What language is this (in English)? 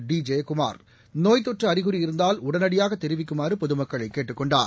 Tamil